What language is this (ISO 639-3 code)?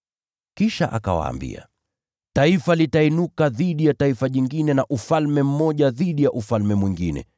swa